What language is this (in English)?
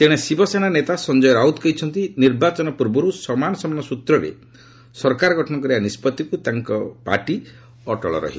Odia